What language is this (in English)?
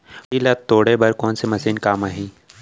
Chhattisgarhi